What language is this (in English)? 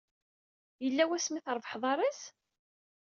Kabyle